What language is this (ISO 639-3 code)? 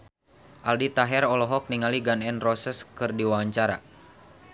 sun